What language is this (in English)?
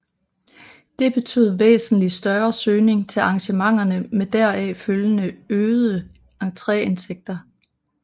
Danish